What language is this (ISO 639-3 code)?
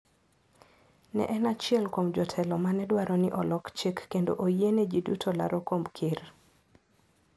luo